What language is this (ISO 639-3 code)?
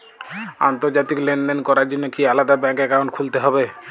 ben